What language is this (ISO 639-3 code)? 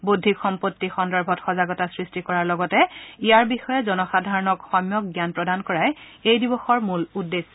asm